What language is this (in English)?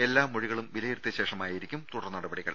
Malayalam